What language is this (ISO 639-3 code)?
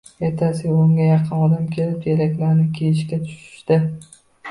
uzb